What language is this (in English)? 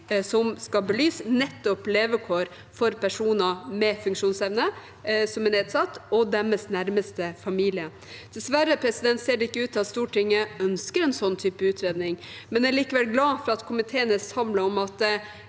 Norwegian